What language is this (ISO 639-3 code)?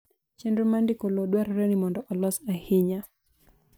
luo